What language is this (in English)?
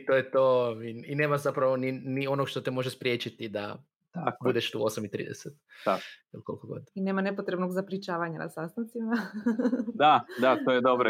Croatian